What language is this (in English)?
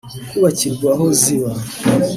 Kinyarwanda